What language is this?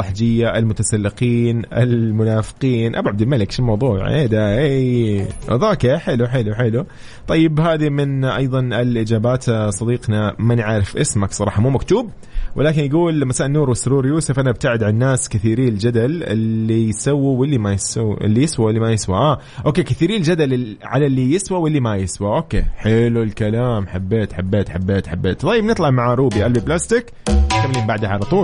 Arabic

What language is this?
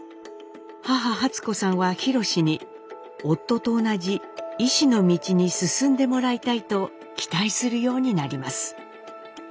Japanese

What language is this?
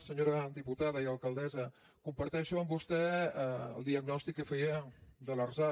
Catalan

